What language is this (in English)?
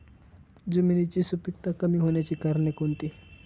Marathi